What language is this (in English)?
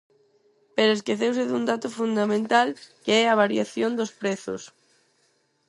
Galician